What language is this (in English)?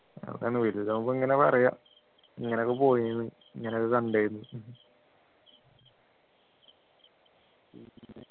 Malayalam